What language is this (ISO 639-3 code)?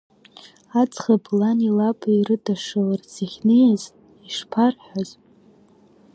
abk